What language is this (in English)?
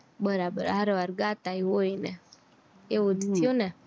Gujarati